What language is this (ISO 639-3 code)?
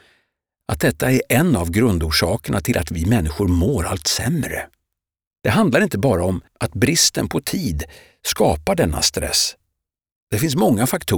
swe